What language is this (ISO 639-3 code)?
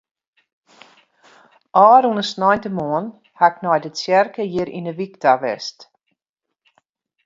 fry